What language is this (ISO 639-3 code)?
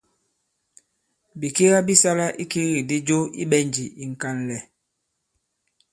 abb